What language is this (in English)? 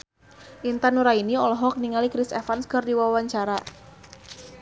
Sundanese